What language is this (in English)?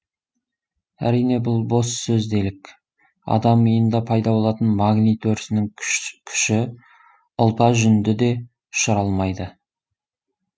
Kazakh